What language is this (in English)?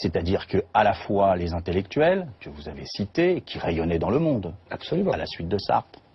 French